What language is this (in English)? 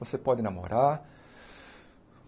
Portuguese